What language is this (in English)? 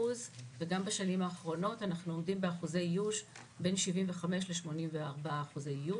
Hebrew